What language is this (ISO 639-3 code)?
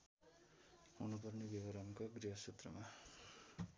nep